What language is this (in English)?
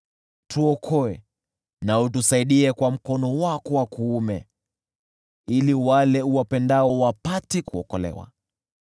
Swahili